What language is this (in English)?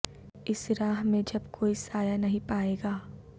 Urdu